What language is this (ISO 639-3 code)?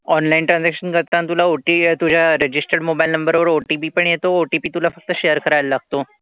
mar